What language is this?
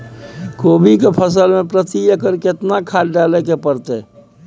Maithili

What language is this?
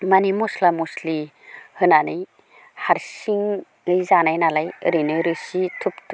Bodo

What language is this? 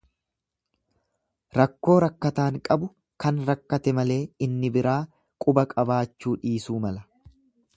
Oromo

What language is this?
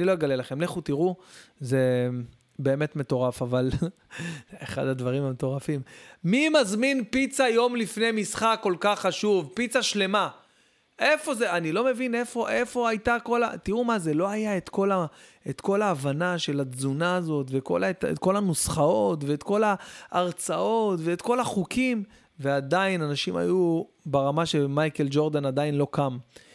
Hebrew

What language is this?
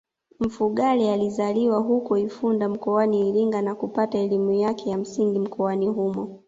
Swahili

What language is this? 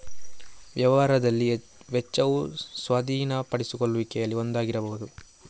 Kannada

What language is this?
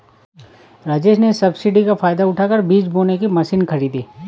Hindi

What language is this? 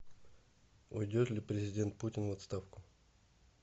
Russian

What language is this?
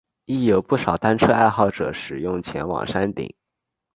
Chinese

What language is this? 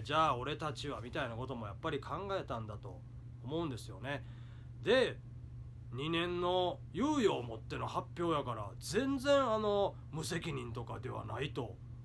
Japanese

